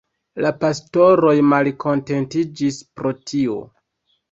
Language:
Esperanto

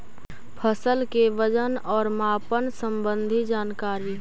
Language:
Magahi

